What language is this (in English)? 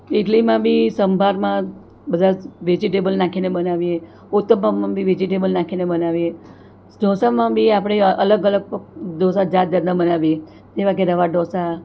Gujarati